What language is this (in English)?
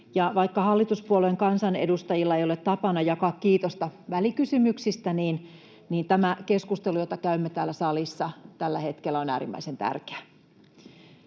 Finnish